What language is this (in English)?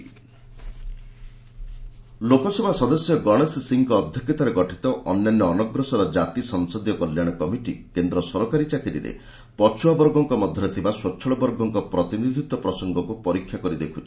Odia